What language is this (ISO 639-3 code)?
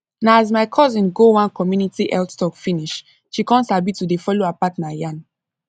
pcm